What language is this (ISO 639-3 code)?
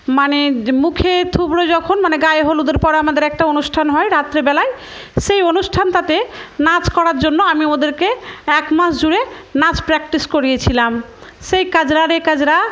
ben